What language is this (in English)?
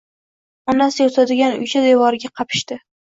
Uzbek